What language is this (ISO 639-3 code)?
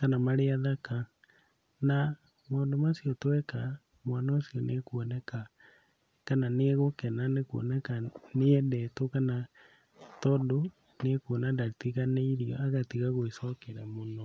kik